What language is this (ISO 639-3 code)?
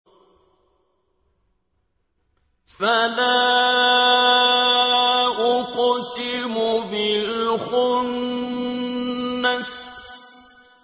ara